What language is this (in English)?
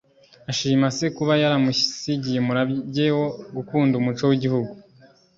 Kinyarwanda